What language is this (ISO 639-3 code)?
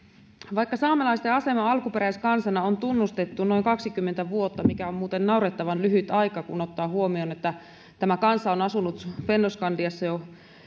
fin